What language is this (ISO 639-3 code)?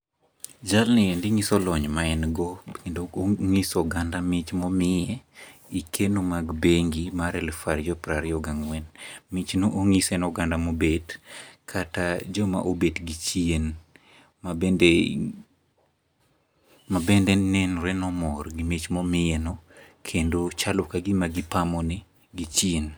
luo